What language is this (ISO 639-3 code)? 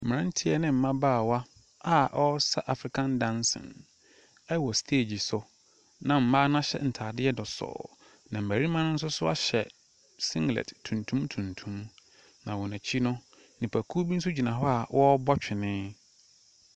aka